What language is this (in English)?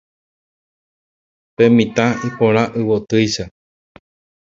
Guarani